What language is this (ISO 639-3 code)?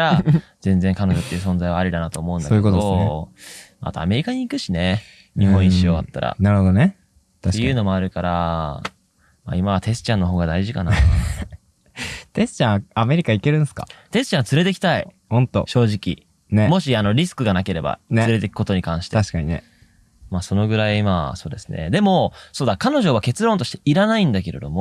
jpn